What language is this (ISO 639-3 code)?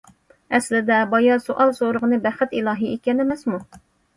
uig